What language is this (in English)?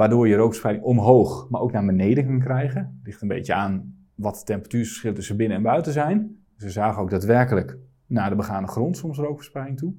Dutch